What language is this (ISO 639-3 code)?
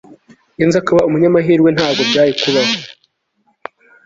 kin